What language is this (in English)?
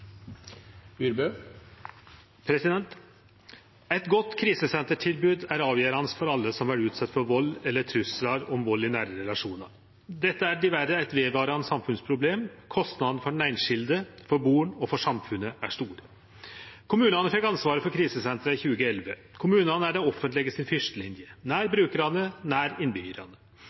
Norwegian